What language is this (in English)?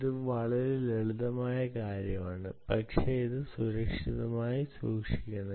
Malayalam